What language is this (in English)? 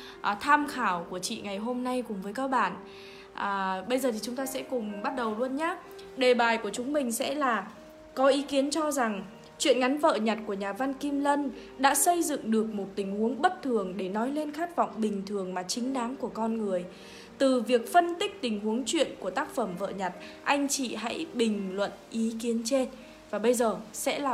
Vietnamese